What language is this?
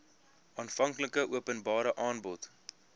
Afrikaans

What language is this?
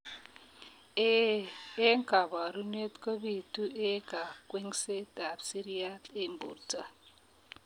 Kalenjin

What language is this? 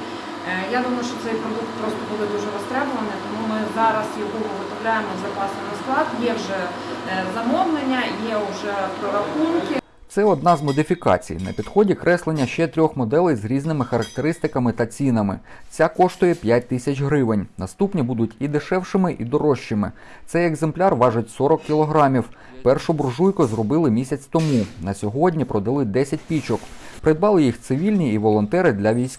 Ukrainian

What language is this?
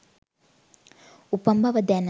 Sinhala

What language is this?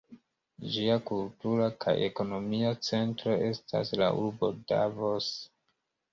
Esperanto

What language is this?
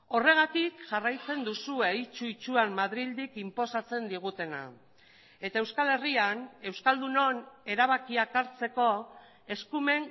Basque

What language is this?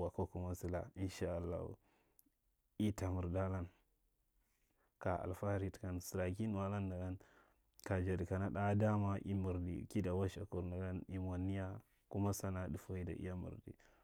Marghi Central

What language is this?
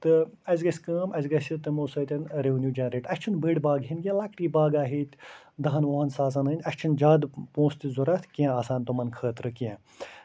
Kashmiri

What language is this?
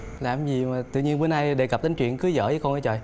Vietnamese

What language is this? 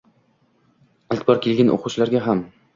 Uzbek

